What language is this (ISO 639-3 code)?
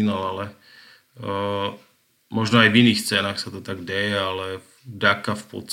slk